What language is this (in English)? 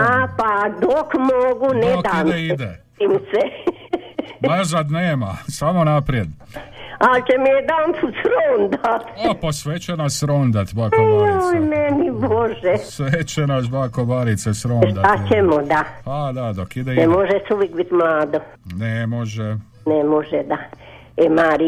Croatian